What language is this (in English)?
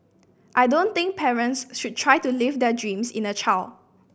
English